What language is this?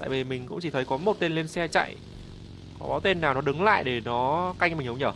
Vietnamese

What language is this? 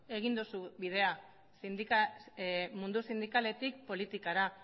Basque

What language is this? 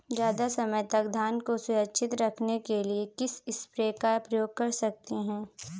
Hindi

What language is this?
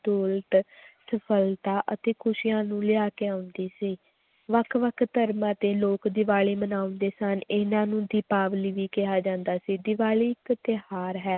Punjabi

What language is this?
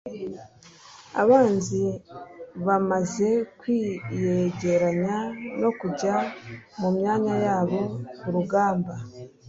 Kinyarwanda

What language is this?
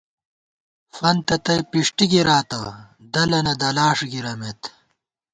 Gawar-Bati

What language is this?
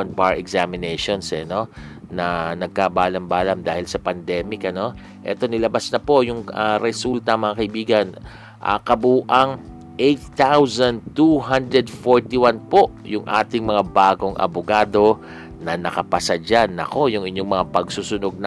Filipino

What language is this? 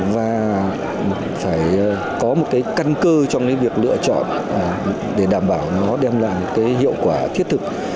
Vietnamese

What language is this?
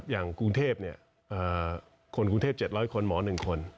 Thai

